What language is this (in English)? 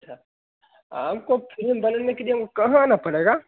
Hindi